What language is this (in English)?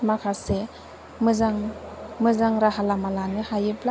Bodo